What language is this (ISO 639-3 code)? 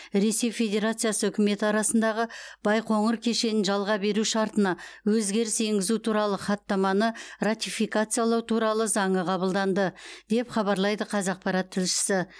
kaz